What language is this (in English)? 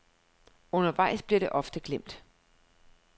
Danish